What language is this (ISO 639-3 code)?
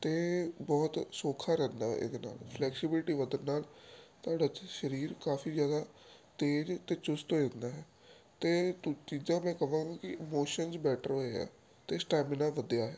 pan